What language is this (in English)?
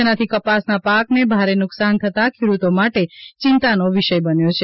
Gujarati